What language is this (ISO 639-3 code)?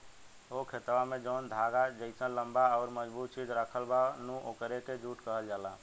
bho